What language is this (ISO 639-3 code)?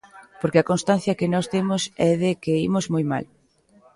glg